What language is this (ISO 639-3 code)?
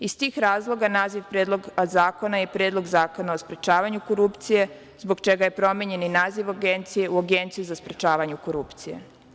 srp